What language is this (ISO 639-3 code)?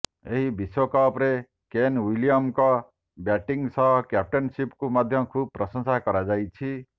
ori